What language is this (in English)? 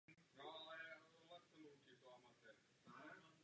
Czech